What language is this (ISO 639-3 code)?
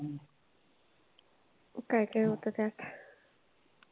mar